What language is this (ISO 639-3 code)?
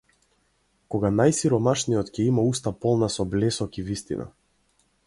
mkd